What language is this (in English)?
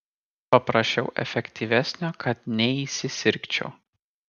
Lithuanian